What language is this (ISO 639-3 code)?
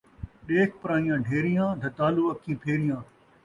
skr